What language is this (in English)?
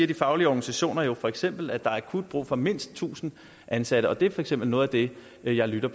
Danish